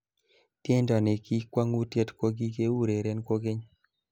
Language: Kalenjin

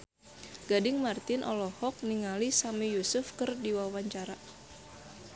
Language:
Sundanese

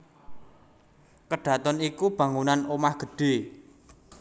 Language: Javanese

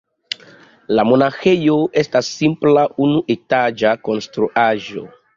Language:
Esperanto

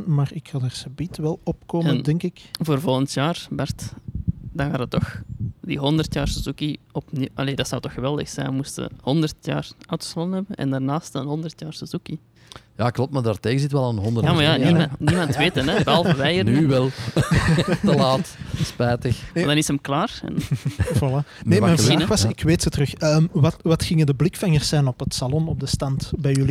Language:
Dutch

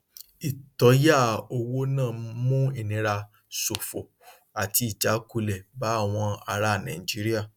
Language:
Yoruba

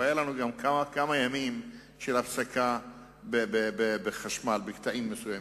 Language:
Hebrew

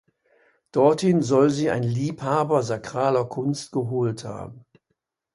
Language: German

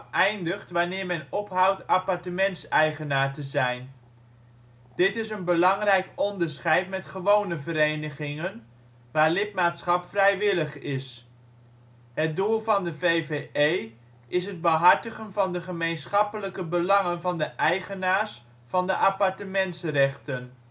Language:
Dutch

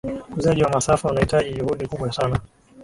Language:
Swahili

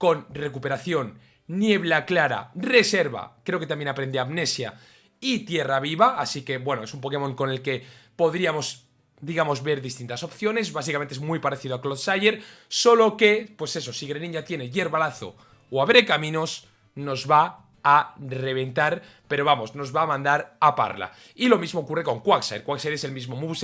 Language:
Spanish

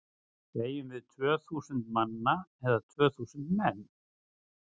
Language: Icelandic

